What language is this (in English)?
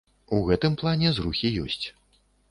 Belarusian